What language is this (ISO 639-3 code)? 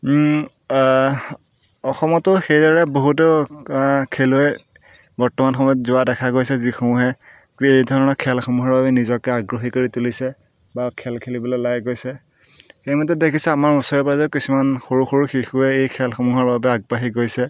asm